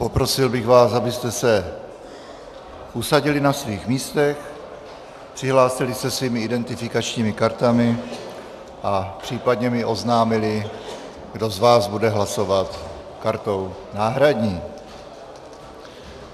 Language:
Czech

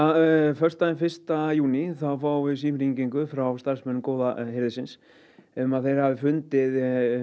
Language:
Icelandic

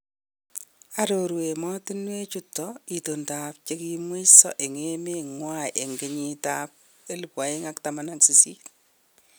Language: Kalenjin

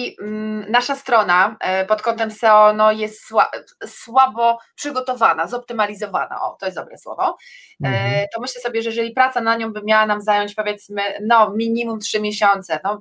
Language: Polish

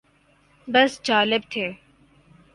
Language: Urdu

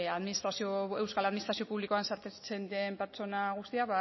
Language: Basque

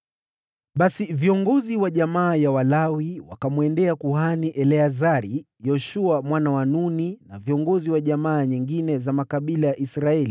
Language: Swahili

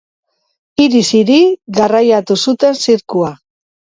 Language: Basque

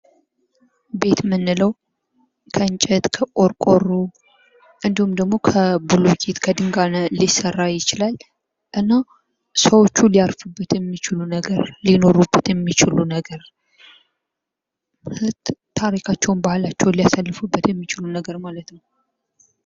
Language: Amharic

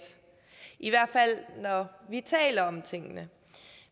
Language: Danish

